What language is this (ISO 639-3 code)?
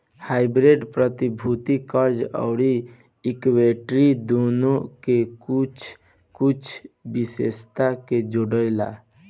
bho